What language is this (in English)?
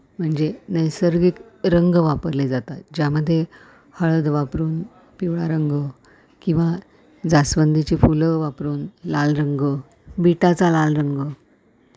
Marathi